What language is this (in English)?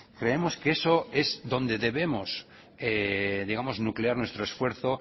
Spanish